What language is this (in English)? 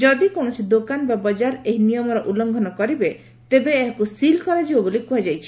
Odia